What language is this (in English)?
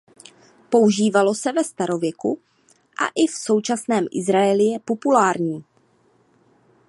Czech